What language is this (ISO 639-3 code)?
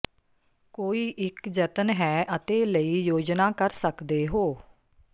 pan